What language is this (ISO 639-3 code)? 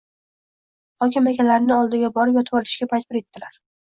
uzb